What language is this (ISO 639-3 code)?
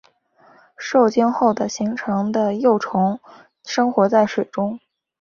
zho